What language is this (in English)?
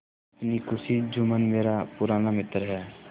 Hindi